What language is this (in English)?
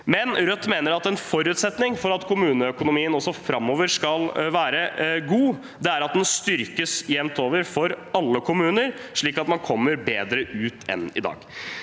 Norwegian